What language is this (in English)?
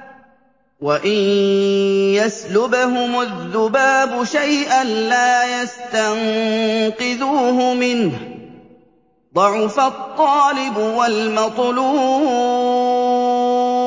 Arabic